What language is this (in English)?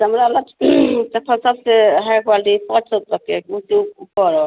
Hindi